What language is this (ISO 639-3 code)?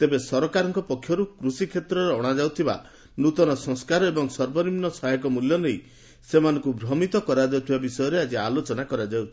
ori